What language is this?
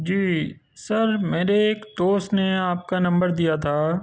Urdu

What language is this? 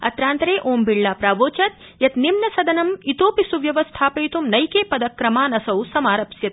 Sanskrit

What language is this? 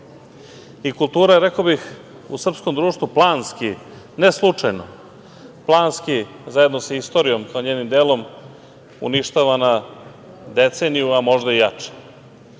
Serbian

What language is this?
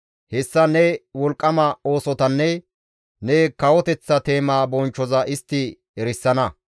Gamo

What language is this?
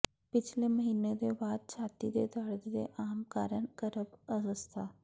Punjabi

